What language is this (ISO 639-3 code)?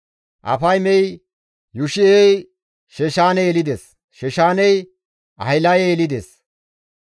gmv